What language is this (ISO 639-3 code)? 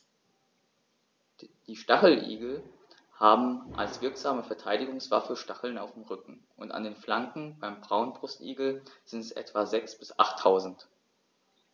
deu